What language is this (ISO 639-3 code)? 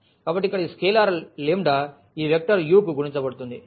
tel